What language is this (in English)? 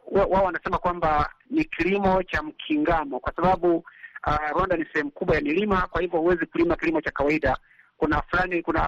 Swahili